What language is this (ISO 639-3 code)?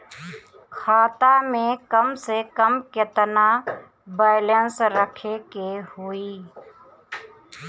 bho